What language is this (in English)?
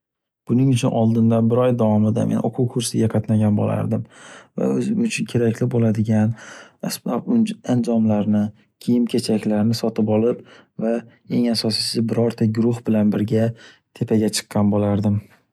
Uzbek